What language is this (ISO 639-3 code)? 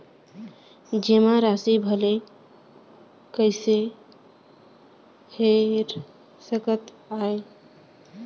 hne